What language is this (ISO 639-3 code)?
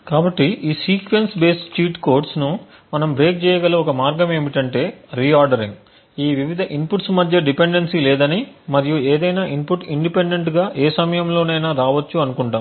tel